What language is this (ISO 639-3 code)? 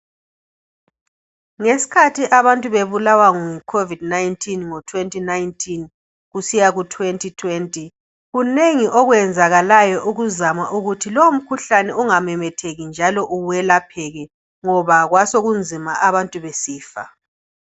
nde